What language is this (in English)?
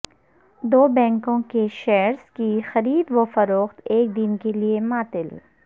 Urdu